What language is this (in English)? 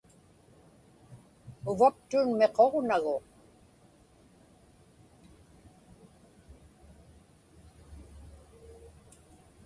Inupiaq